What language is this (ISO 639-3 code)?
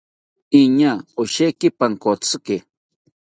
cpy